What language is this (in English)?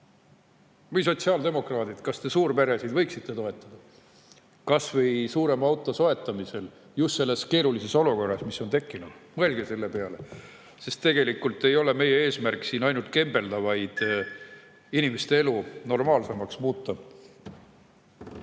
Estonian